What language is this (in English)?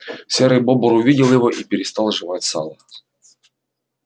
Russian